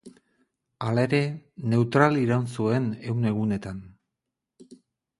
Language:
Basque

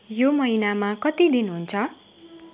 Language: Nepali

